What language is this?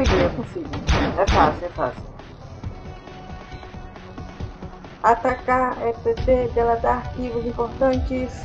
Portuguese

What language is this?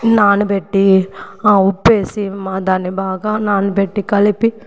Telugu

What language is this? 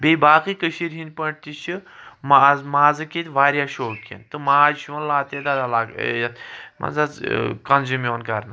Kashmiri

